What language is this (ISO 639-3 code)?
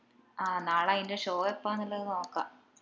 mal